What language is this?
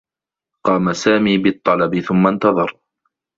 Arabic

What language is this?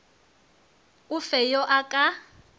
Northern Sotho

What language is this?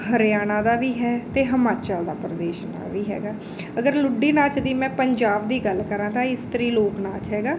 Punjabi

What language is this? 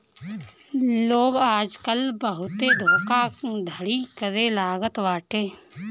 Bhojpuri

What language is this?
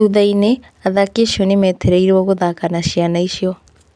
Kikuyu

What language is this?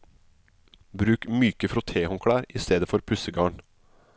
Norwegian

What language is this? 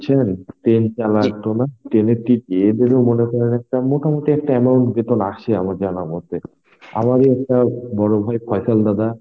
Bangla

